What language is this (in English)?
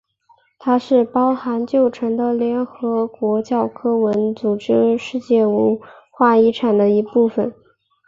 Chinese